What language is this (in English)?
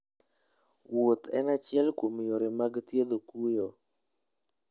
Luo (Kenya and Tanzania)